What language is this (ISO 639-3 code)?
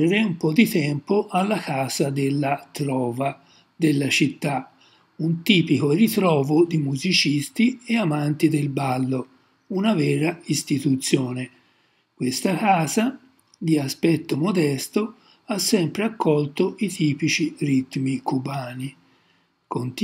ita